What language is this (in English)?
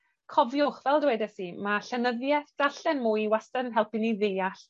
Welsh